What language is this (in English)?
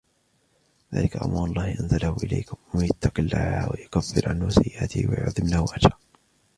Arabic